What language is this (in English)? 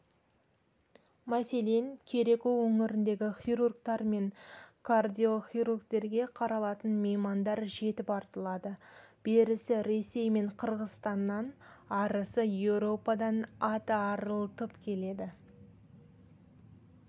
Kazakh